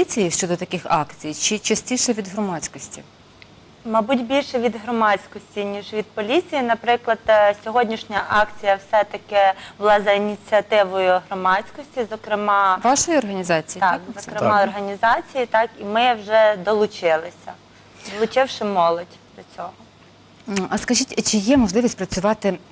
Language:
Ukrainian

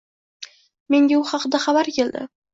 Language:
Uzbek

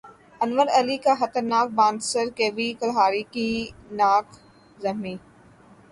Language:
Urdu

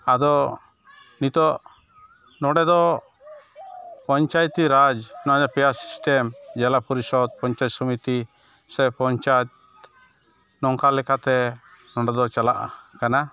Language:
Santali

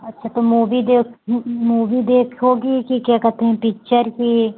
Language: Hindi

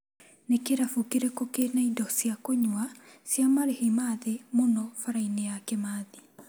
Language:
Kikuyu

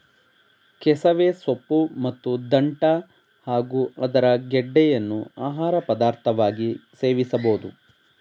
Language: Kannada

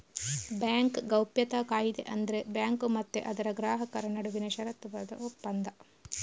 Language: Kannada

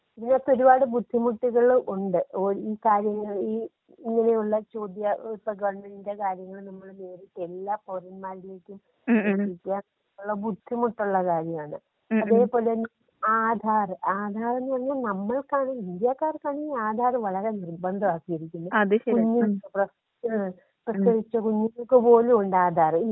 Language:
Malayalam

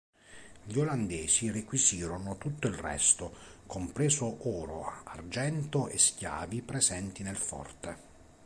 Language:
Italian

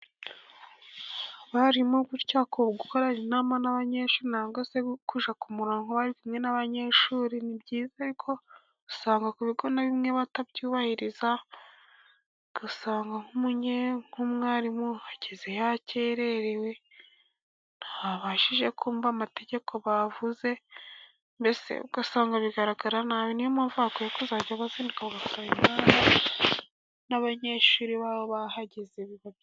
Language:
Kinyarwanda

